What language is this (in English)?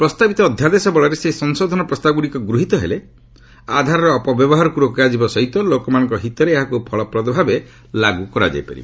Odia